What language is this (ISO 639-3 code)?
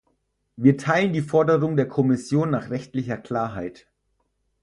deu